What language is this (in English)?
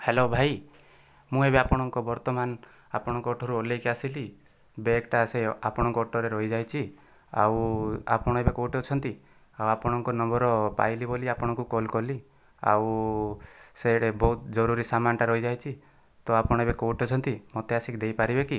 Odia